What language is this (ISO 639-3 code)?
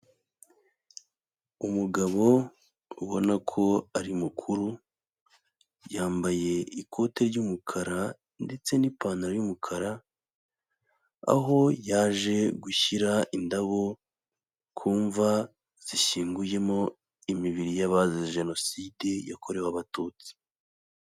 kin